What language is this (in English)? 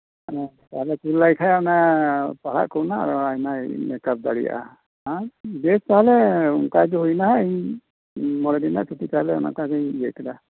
Santali